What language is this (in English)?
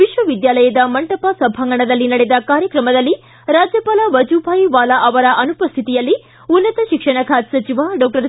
Kannada